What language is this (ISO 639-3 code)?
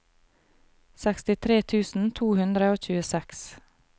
nor